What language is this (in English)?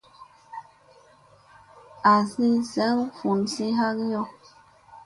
Musey